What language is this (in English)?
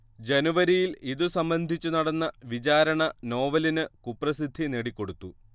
Malayalam